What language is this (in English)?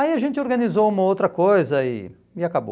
Portuguese